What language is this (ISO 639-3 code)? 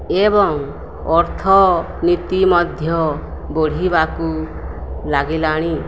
ori